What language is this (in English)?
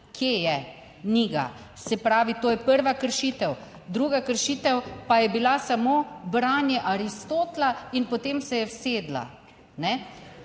Slovenian